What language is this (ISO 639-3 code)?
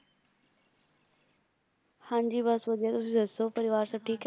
pan